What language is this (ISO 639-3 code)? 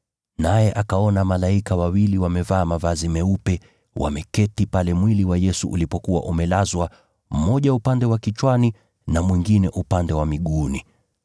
swa